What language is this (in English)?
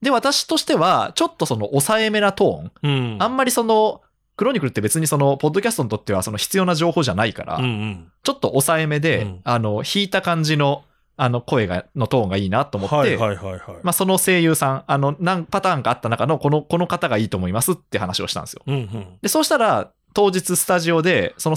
Japanese